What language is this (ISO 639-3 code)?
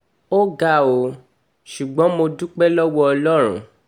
yor